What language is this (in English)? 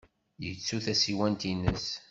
Kabyle